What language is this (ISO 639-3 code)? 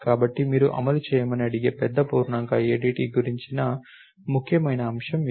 tel